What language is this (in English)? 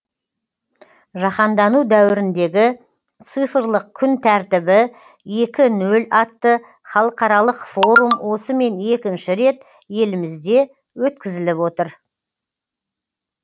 Kazakh